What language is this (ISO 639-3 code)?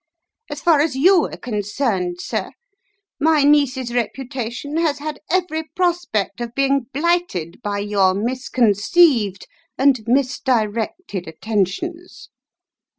eng